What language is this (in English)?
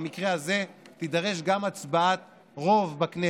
Hebrew